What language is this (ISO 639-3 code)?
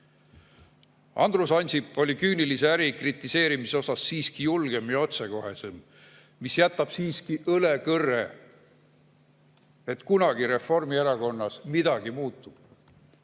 est